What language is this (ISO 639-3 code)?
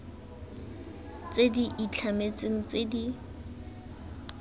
tsn